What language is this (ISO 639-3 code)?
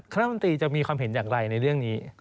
tha